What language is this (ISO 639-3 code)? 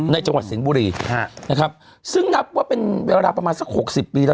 tha